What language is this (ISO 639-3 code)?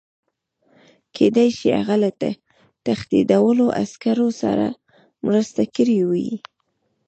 pus